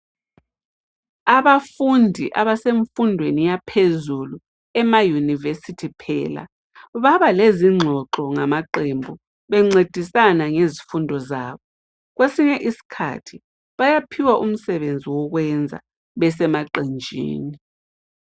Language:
North Ndebele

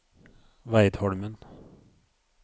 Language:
Norwegian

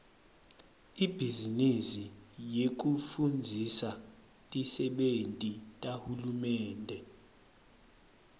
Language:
Swati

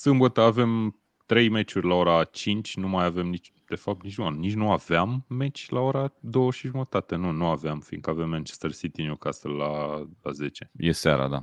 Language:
Romanian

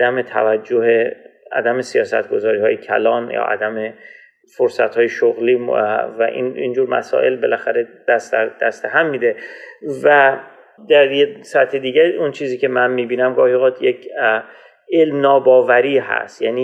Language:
Persian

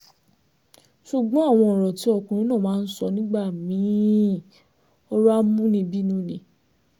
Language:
Yoruba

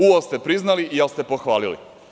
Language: Serbian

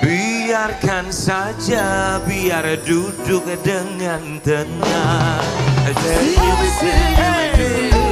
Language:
Indonesian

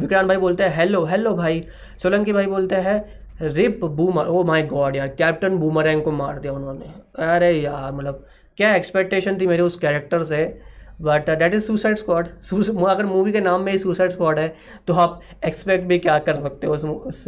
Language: Hindi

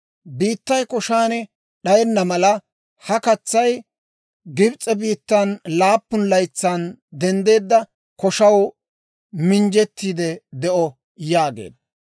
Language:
Dawro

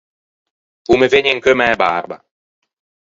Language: Ligurian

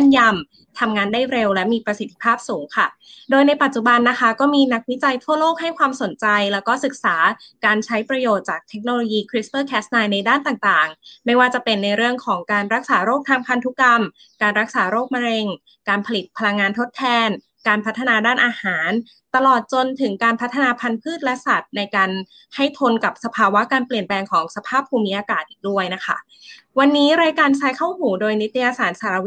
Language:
Thai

